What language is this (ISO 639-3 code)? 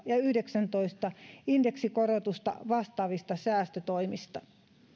fin